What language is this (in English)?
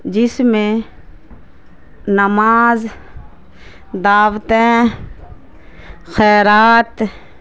Urdu